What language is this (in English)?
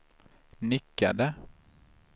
Swedish